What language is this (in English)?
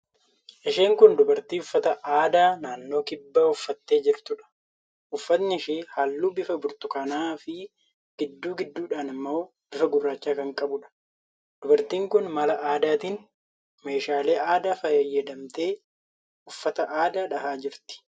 Oromo